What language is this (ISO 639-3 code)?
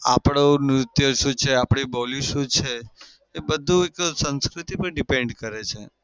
guj